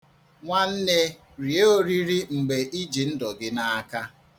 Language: Igbo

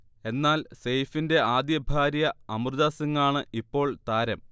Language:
Malayalam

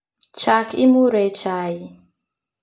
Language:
Luo (Kenya and Tanzania)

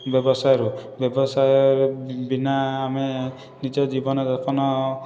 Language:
Odia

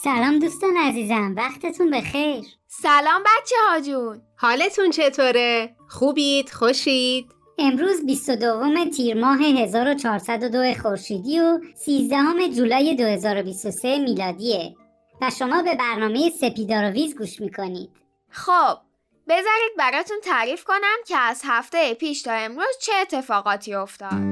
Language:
Persian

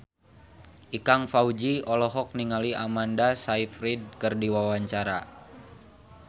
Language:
Sundanese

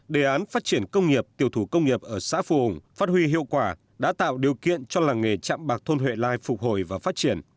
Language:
Vietnamese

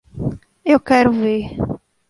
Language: Portuguese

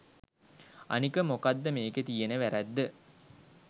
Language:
Sinhala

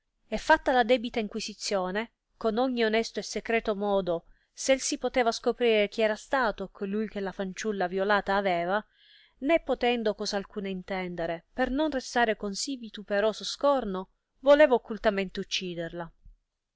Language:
Italian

